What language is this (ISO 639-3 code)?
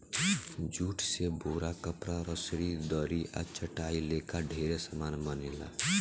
bho